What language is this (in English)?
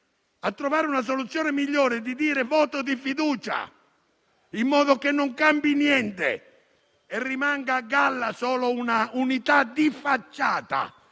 Italian